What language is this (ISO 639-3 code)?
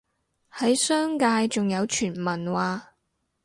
yue